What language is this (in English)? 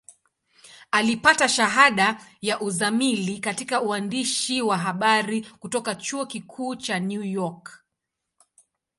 Swahili